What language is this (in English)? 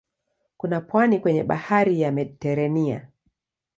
Swahili